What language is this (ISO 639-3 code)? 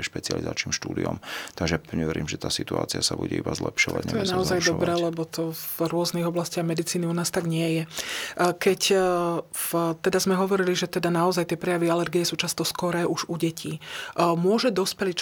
slk